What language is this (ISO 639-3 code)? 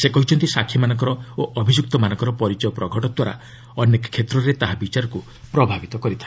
ori